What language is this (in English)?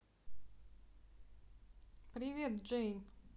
Russian